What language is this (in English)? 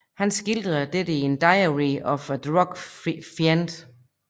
Danish